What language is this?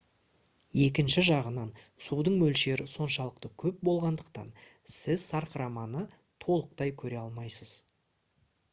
Kazakh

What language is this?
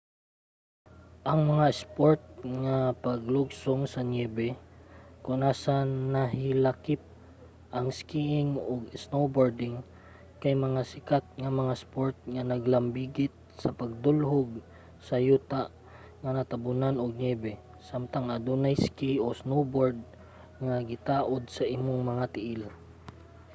Cebuano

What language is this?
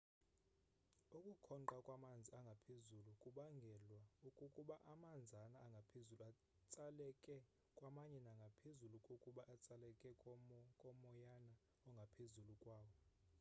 Xhosa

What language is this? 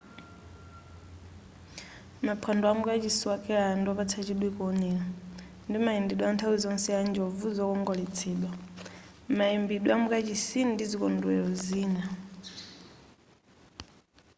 Nyanja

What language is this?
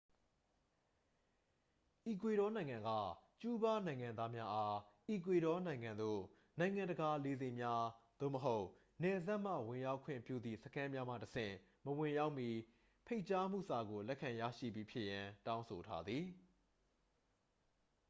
Burmese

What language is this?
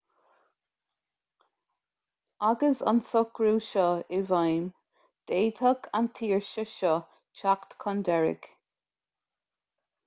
Irish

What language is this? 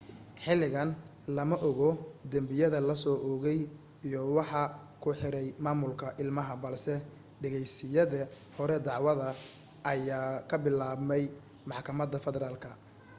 Somali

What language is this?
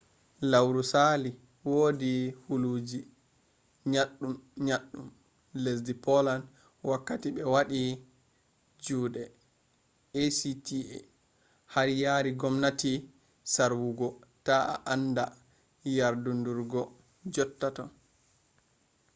Fula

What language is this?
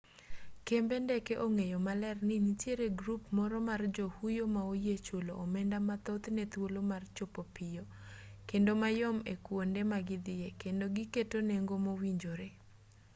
Luo (Kenya and Tanzania)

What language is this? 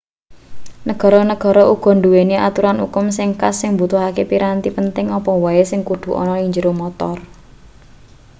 Javanese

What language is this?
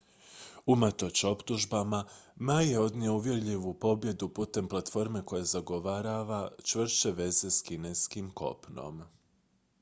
Croatian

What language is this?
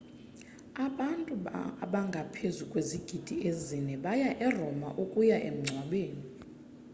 Xhosa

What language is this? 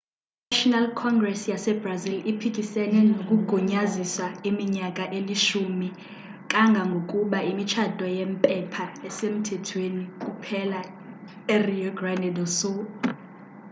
Xhosa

